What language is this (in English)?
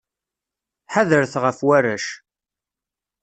Kabyle